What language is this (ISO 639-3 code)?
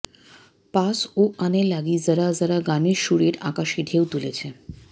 ben